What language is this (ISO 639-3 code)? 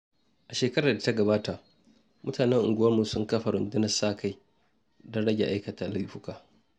hau